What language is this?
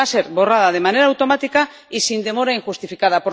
Spanish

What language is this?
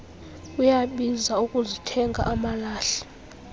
Xhosa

